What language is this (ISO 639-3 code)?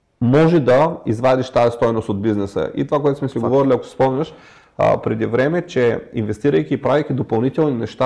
bul